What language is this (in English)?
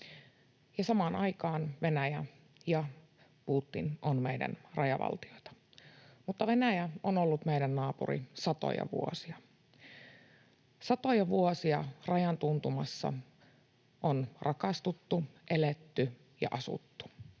Finnish